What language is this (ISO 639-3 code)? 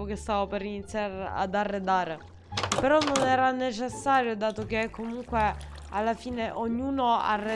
ita